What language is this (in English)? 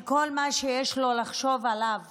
Hebrew